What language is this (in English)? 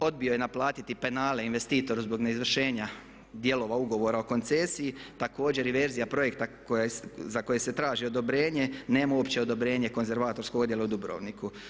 Croatian